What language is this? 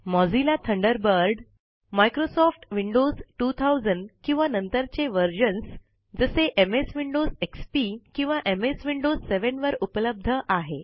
Marathi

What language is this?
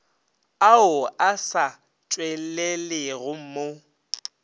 Northern Sotho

